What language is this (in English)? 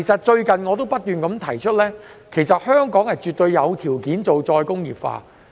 Cantonese